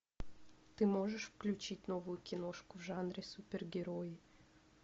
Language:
Russian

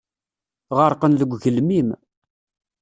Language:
Kabyle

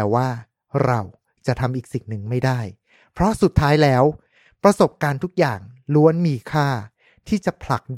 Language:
Thai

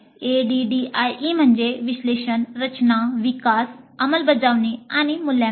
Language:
Marathi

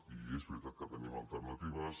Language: Catalan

